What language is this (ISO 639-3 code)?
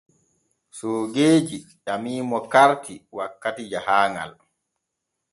fue